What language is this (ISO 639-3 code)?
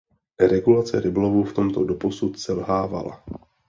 ces